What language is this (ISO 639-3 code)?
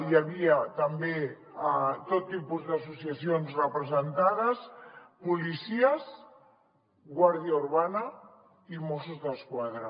cat